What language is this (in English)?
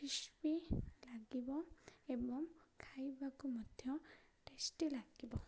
Odia